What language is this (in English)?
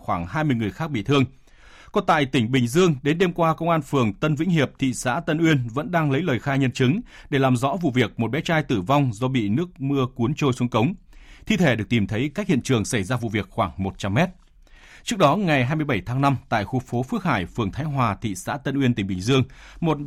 Vietnamese